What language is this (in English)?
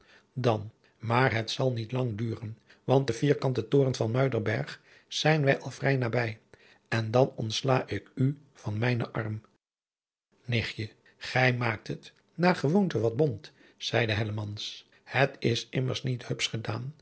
Dutch